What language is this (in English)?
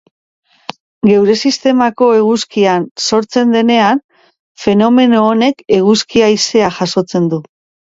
Basque